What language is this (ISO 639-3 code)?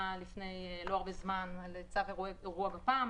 heb